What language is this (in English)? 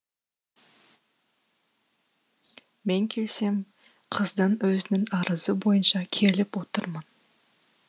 Kazakh